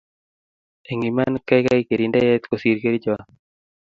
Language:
Kalenjin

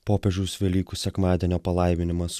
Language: Lithuanian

